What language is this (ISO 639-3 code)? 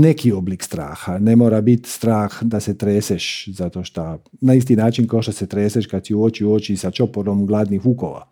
hrv